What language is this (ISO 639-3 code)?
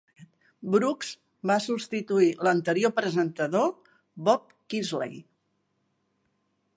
cat